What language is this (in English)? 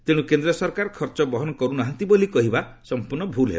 Odia